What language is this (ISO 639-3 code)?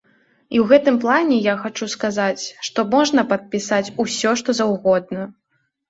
bel